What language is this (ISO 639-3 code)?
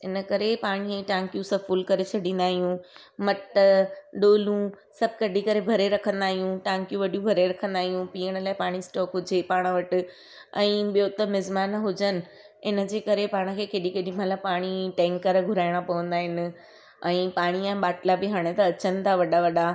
snd